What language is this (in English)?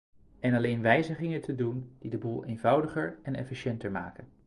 Dutch